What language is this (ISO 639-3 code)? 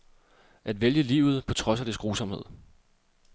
dan